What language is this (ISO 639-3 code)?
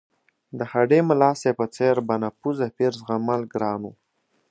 pus